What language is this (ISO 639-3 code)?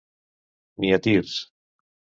cat